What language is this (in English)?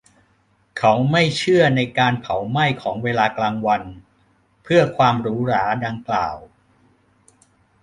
Thai